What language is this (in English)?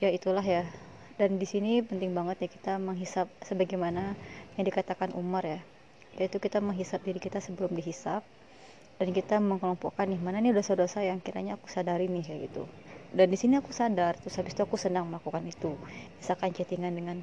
Indonesian